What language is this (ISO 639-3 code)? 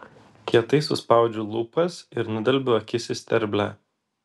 lit